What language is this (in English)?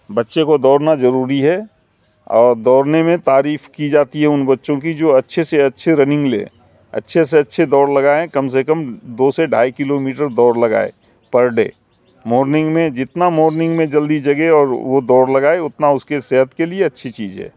Urdu